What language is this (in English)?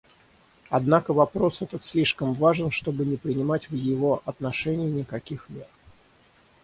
Russian